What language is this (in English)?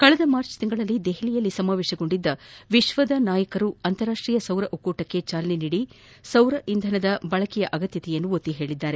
Kannada